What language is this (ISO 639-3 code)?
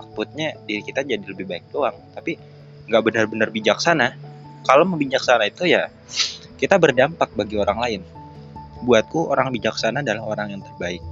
ind